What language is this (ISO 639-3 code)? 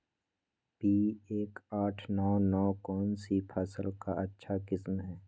mag